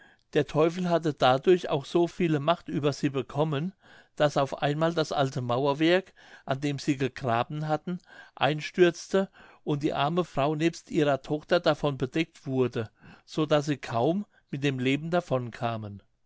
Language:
German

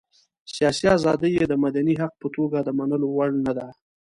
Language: Pashto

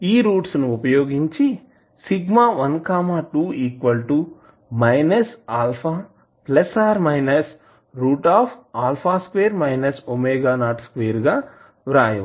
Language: Telugu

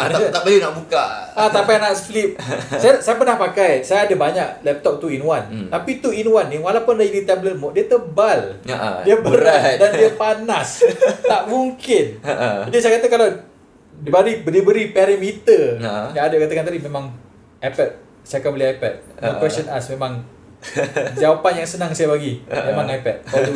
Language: Malay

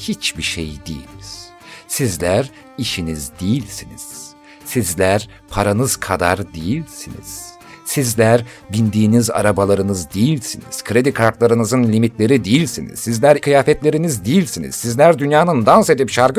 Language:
Turkish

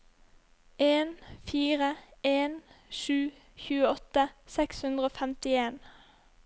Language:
Norwegian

